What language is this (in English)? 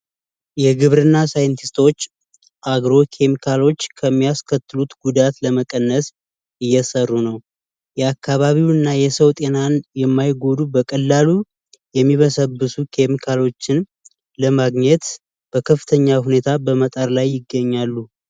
Amharic